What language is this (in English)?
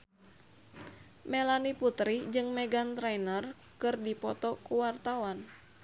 Sundanese